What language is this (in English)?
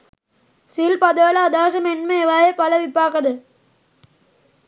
Sinhala